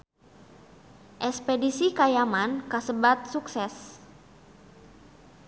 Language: Sundanese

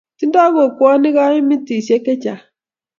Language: Kalenjin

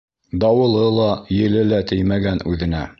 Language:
Bashkir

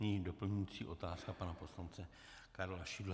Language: Czech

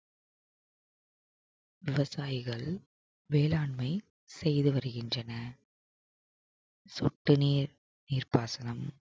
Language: Tamil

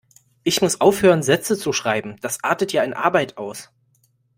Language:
German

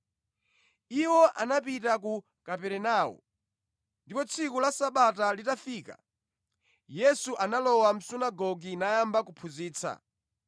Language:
Nyanja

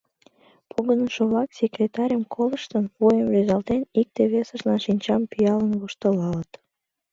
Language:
Mari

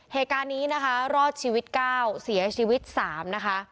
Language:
Thai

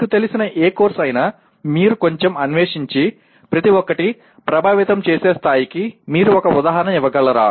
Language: Telugu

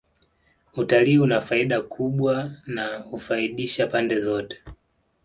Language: Swahili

